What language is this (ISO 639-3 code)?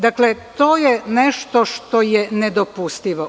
srp